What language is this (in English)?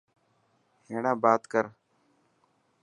Dhatki